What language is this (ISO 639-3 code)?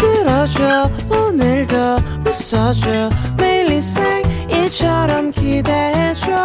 kor